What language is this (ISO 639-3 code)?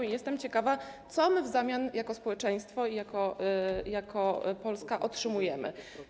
pol